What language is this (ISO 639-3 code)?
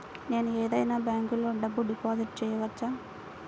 tel